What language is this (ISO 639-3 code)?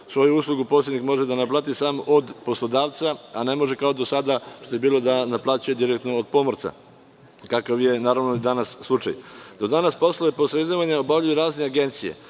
srp